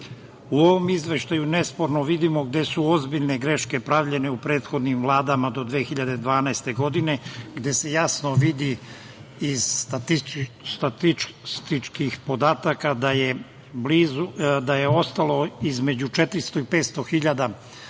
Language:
Serbian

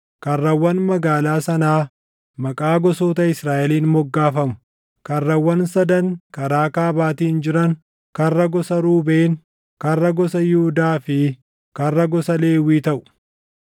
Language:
Oromo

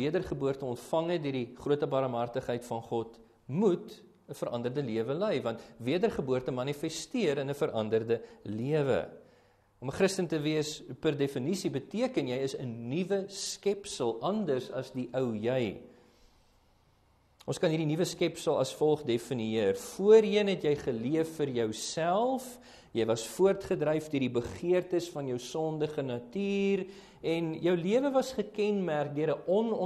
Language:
Dutch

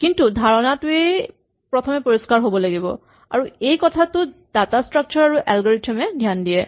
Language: Assamese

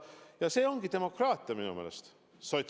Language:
Estonian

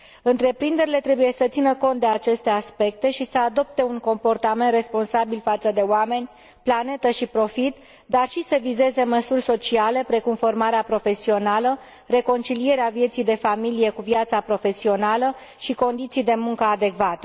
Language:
Romanian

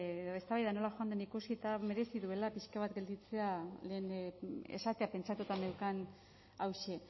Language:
Basque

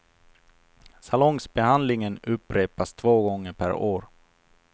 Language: Swedish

